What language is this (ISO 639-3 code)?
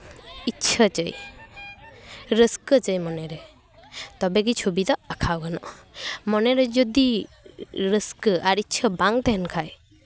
sat